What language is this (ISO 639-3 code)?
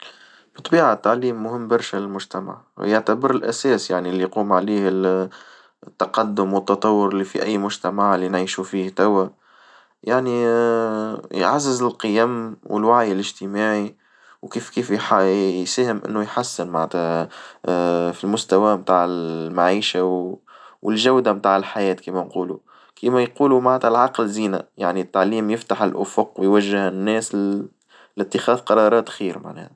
aeb